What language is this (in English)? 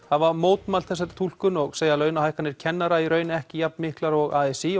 Icelandic